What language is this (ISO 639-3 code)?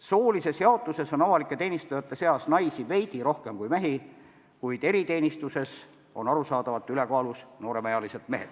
est